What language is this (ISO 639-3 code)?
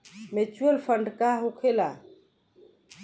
bho